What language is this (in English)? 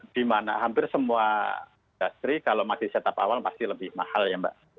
Indonesian